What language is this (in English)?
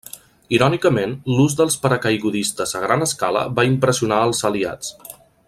Catalan